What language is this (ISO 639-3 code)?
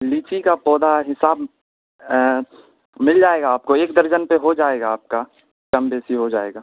urd